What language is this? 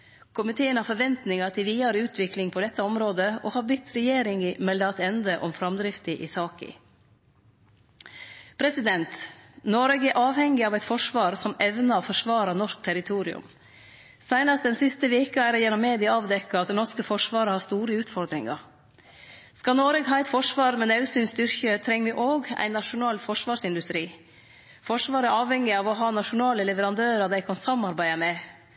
Norwegian Nynorsk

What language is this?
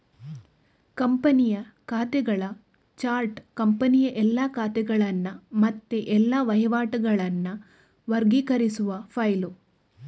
Kannada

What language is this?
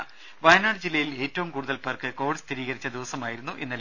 Malayalam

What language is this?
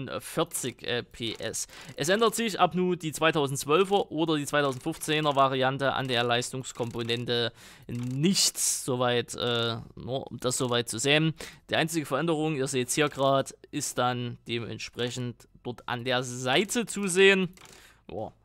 German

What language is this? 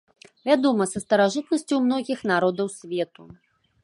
Belarusian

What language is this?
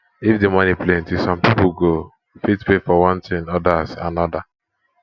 Nigerian Pidgin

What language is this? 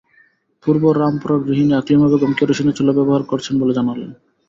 Bangla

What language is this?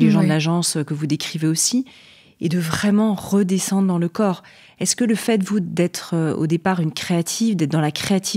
French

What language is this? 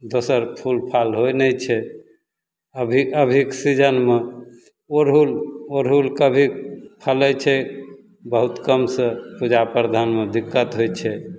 Maithili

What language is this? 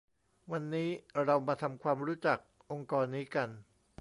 Thai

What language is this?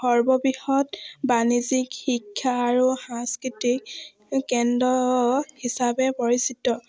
Assamese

